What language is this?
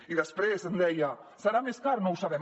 Catalan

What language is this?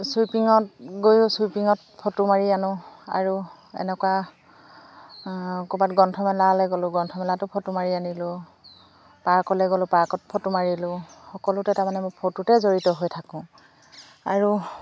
Assamese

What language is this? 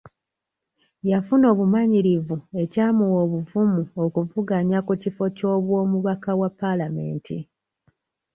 Ganda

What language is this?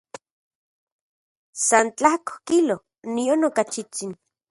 Central Puebla Nahuatl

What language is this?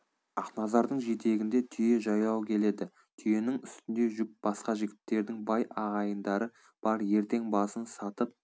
Kazakh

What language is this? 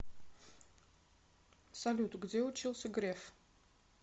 Russian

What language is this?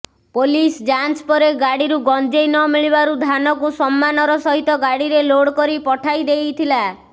Odia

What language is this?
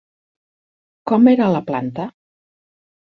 Catalan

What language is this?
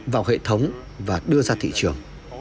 Vietnamese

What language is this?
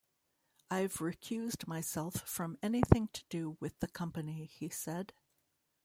English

